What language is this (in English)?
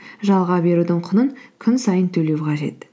Kazakh